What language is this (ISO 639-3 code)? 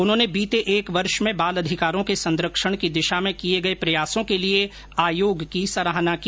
hin